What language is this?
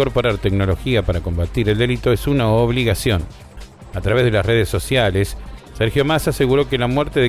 Spanish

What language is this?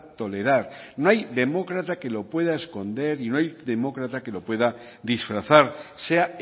Spanish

